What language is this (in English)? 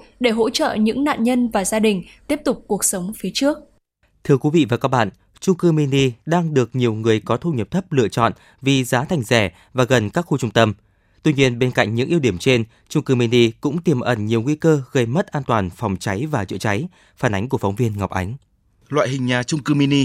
Vietnamese